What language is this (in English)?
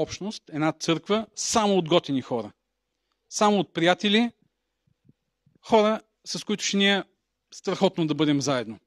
Bulgarian